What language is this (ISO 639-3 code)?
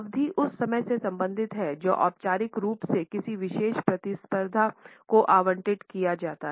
hin